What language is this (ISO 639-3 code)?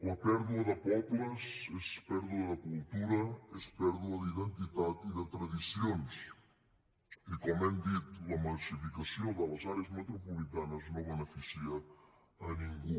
cat